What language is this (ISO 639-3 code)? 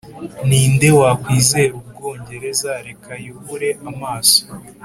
kin